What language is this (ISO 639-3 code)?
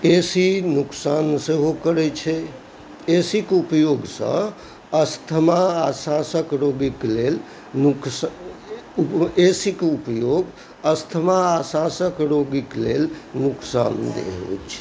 mai